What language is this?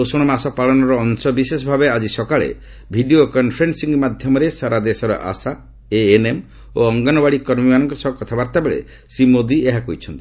Odia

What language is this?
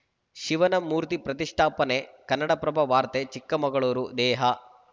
Kannada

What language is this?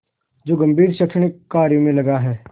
Hindi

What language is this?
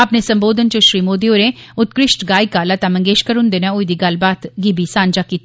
Dogri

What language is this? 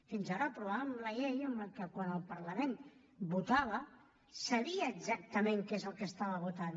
Catalan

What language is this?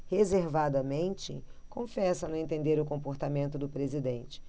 Portuguese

